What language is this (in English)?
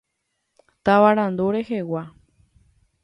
Guarani